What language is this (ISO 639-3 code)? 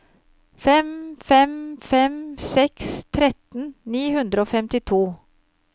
nor